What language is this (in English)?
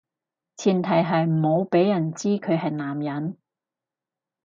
Cantonese